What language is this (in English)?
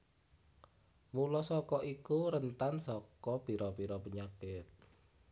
Javanese